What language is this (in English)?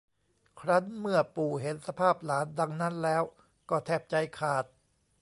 Thai